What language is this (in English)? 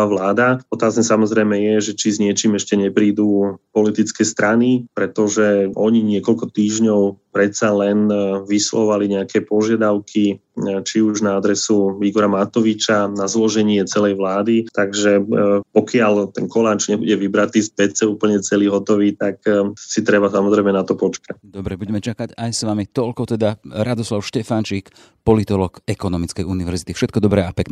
Slovak